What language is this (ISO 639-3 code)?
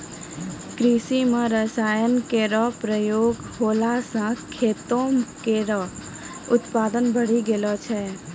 mai